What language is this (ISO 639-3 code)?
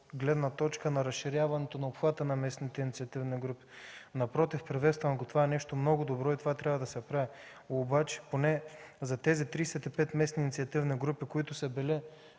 bul